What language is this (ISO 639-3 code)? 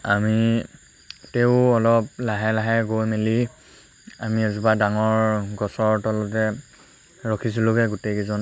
asm